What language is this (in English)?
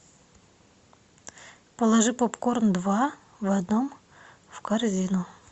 Russian